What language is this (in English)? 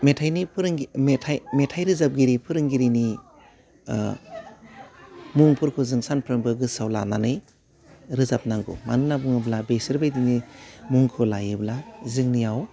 Bodo